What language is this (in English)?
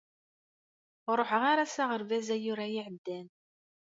Kabyle